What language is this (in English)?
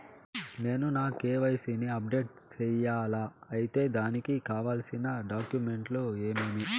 Telugu